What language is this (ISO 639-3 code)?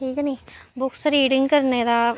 doi